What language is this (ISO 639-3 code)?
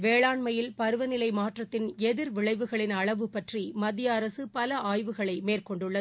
tam